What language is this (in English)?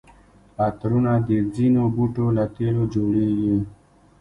Pashto